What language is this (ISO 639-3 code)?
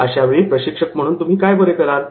mar